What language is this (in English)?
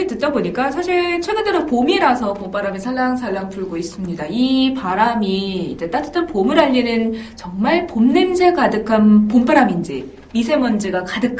Korean